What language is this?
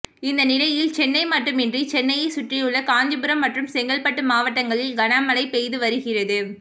Tamil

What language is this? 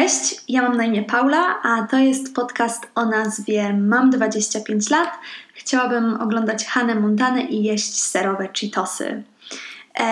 Polish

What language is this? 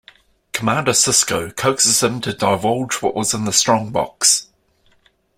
English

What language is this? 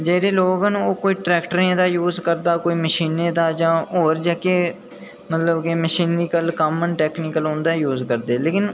Dogri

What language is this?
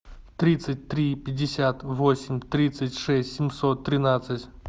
Russian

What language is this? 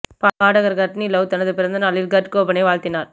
Tamil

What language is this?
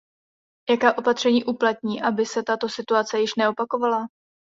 Czech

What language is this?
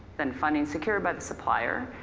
English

